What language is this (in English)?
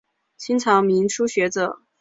Chinese